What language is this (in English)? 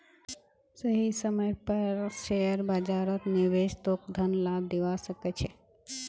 Magahi